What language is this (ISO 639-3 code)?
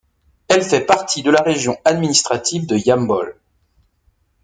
fra